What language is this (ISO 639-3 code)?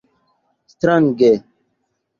epo